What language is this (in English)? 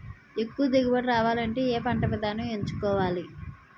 Telugu